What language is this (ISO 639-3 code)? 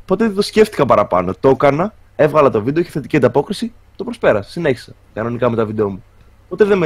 ell